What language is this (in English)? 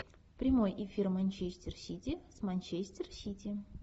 Russian